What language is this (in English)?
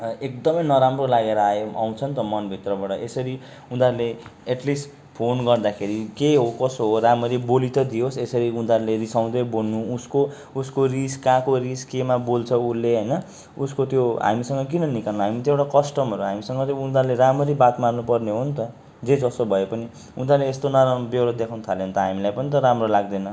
Nepali